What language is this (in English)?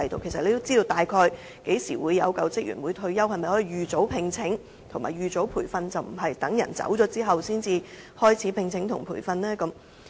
Cantonese